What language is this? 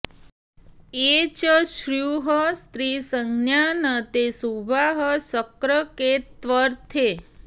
Sanskrit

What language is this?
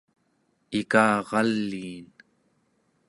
Central Yupik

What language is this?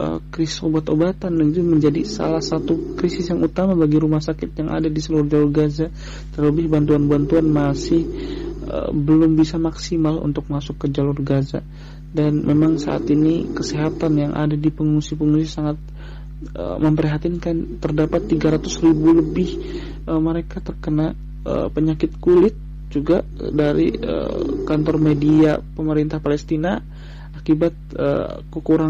Indonesian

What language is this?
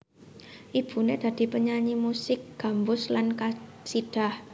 Javanese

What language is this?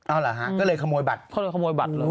Thai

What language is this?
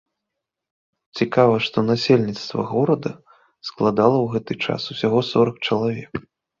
Belarusian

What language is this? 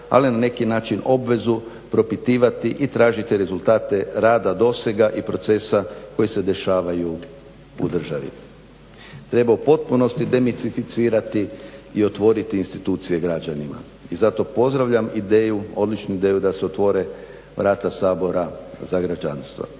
Croatian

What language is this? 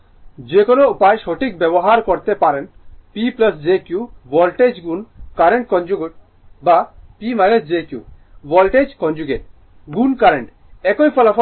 Bangla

